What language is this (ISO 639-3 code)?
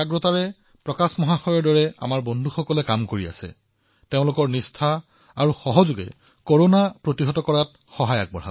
asm